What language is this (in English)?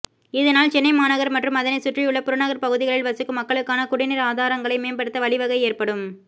Tamil